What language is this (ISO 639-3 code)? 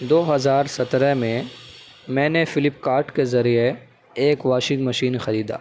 urd